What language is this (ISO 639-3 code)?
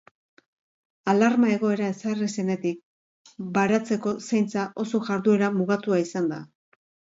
eus